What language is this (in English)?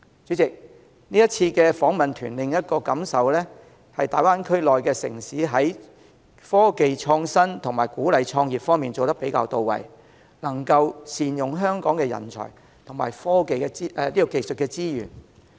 Cantonese